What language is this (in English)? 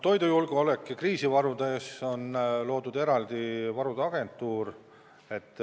Estonian